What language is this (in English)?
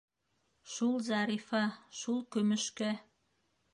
Bashkir